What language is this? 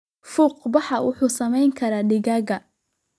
Somali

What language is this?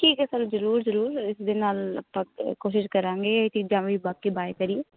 Punjabi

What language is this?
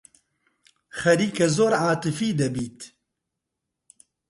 Central Kurdish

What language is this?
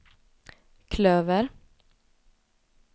Swedish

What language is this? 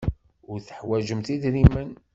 Kabyle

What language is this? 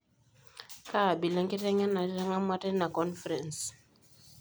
Masai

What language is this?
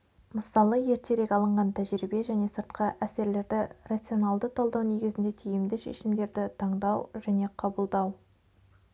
Kazakh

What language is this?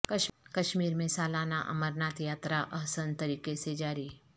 Urdu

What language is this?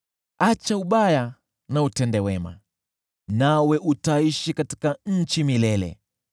Swahili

